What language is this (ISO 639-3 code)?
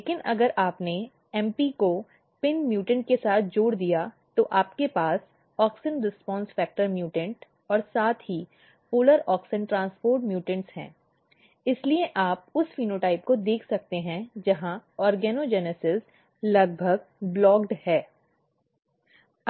hin